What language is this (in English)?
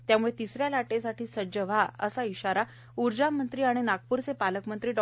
Marathi